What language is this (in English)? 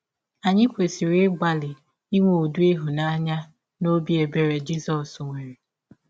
Igbo